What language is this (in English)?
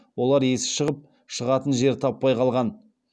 Kazakh